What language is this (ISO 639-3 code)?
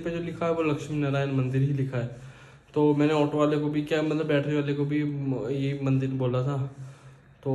hin